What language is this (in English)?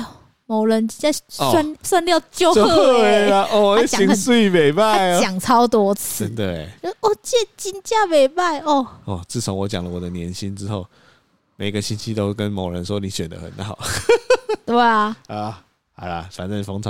Chinese